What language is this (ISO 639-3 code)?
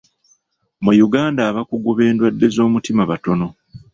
lug